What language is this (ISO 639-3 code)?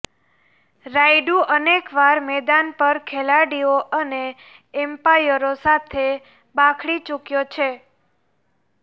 guj